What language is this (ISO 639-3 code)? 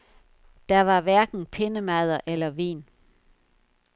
dan